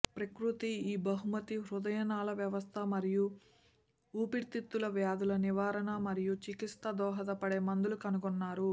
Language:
Telugu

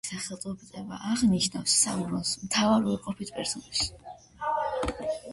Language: Georgian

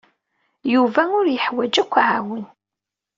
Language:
Kabyle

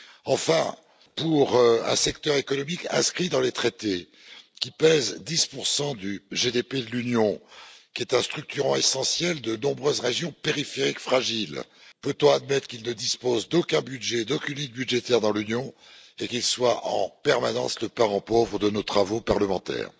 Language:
French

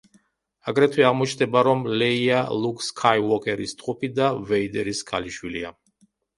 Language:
Georgian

